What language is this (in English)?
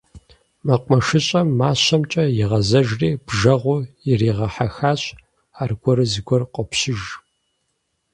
Kabardian